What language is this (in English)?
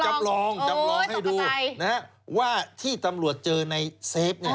Thai